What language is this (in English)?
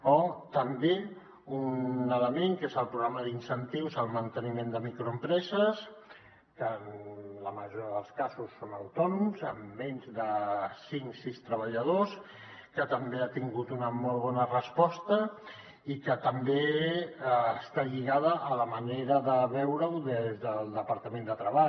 Catalan